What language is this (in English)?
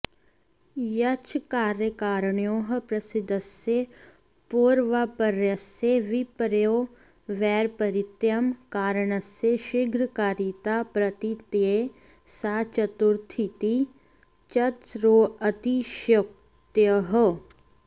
Sanskrit